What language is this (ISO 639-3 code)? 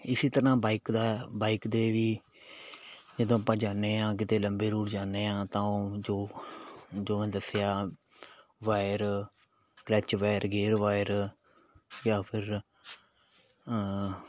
pan